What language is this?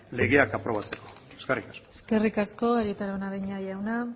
Basque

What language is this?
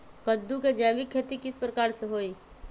Magahi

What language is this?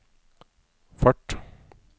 Norwegian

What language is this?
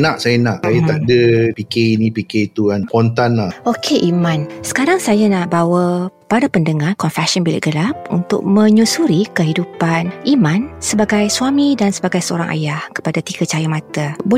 Malay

